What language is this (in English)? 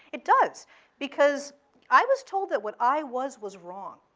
English